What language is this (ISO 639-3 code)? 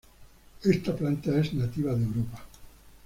spa